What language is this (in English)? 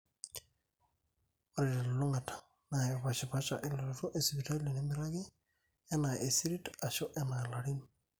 Masai